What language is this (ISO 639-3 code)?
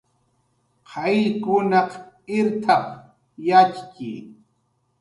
jqr